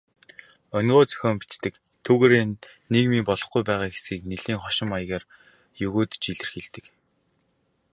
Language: Mongolian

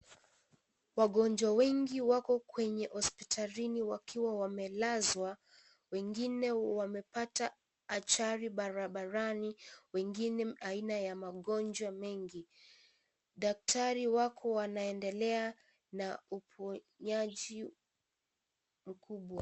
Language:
Swahili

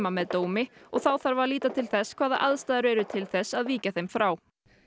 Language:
Icelandic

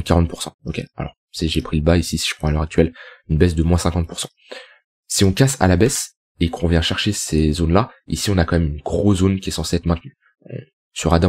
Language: French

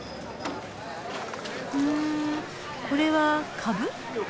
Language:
Japanese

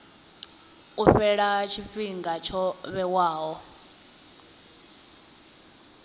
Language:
Venda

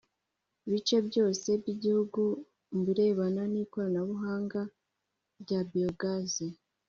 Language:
Kinyarwanda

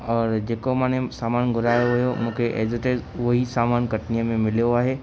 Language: Sindhi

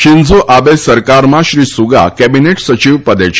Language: Gujarati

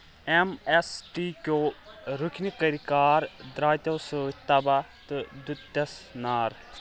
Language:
Kashmiri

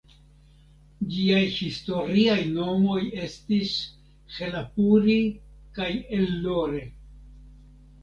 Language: Esperanto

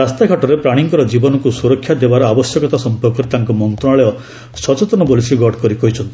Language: Odia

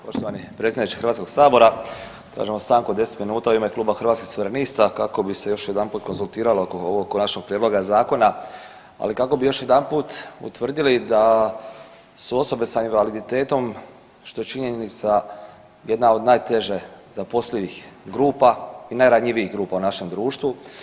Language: Croatian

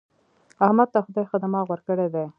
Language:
Pashto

